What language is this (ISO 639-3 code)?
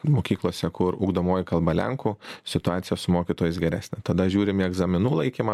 lit